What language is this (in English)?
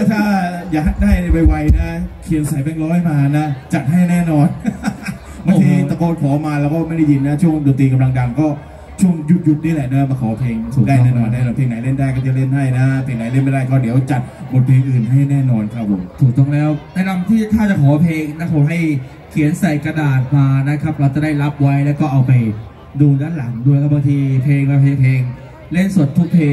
Thai